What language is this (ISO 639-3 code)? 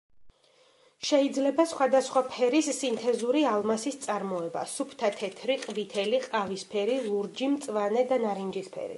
kat